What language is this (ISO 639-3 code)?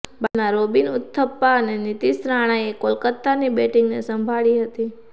guj